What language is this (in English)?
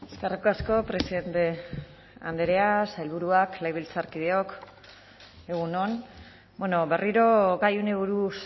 Basque